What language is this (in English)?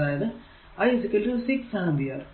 Malayalam